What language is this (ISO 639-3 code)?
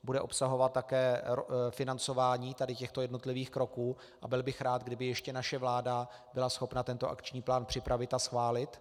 ces